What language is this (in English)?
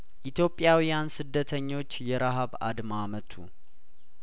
Amharic